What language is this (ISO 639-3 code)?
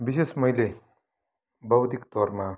nep